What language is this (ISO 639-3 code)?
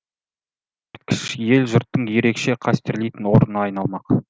kaz